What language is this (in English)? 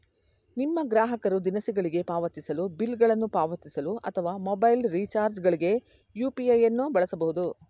Kannada